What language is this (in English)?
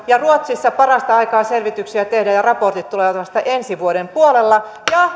Finnish